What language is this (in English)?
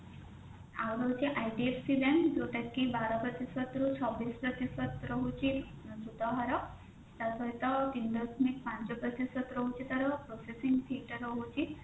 Odia